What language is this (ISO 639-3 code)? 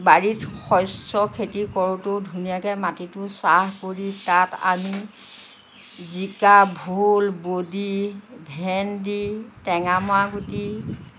asm